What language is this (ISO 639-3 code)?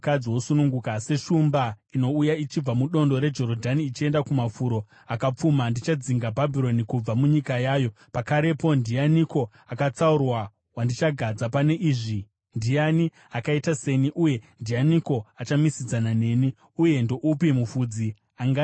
sna